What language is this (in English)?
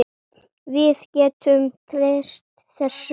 Icelandic